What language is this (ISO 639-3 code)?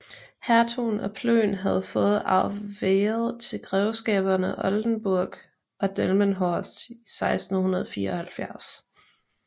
dan